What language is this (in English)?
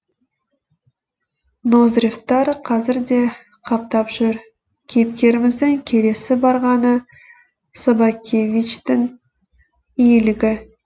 Kazakh